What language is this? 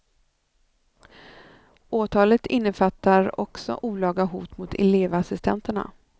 Swedish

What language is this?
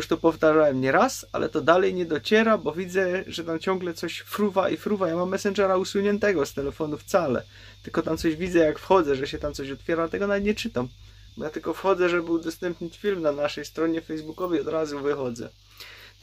Polish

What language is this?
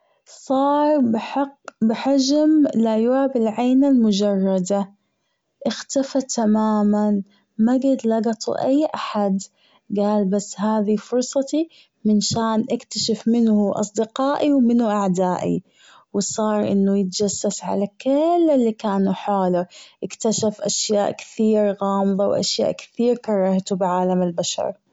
Gulf Arabic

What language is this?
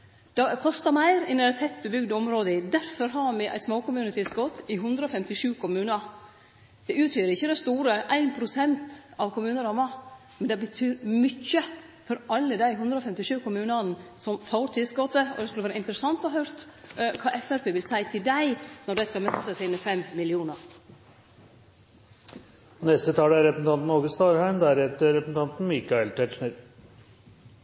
Norwegian Nynorsk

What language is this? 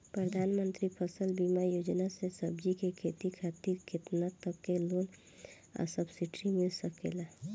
Bhojpuri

